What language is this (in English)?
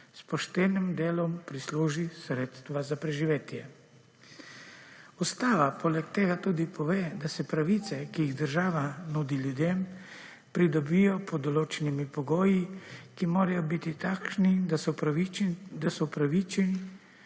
Slovenian